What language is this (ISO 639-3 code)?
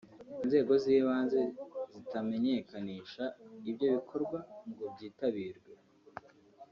kin